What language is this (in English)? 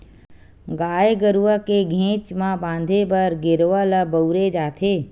Chhattisgarhi